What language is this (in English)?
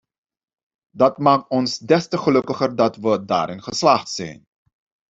Dutch